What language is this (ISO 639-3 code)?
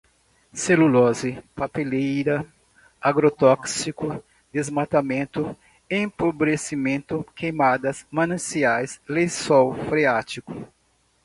por